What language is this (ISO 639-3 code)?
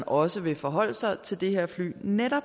dan